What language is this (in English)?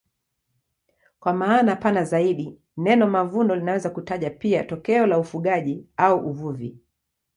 Swahili